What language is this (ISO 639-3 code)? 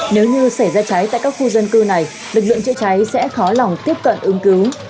vie